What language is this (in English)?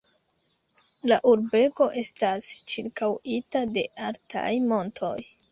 Esperanto